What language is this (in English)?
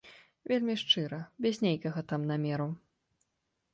Belarusian